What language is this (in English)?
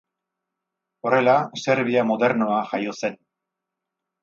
Basque